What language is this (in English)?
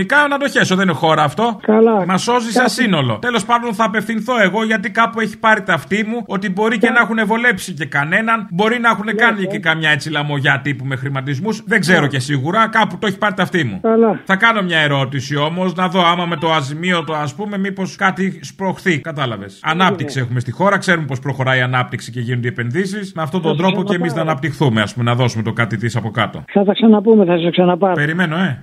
Greek